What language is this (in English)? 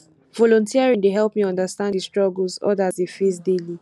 Nigerian Pidgin